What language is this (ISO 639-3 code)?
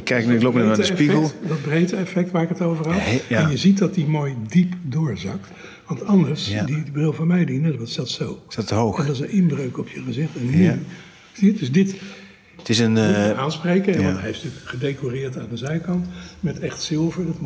nld